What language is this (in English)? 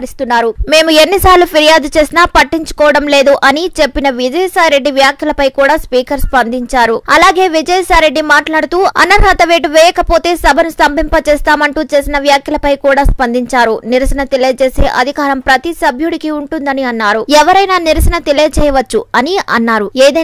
Romanian